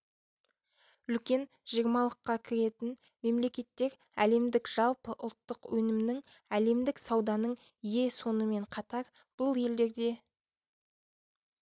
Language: Kazakh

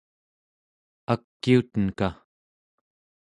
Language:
Central Yupik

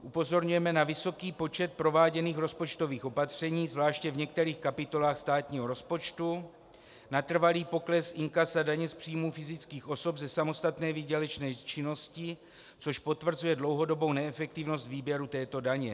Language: Czech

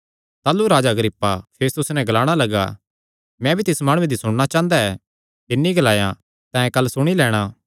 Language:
Kangri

